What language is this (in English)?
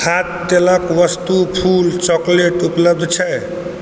Maithili